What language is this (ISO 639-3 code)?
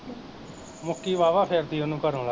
pan